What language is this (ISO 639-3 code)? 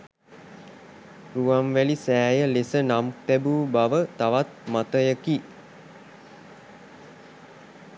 sin